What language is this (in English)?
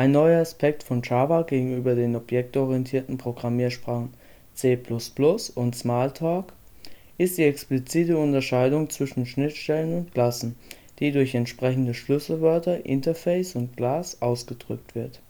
German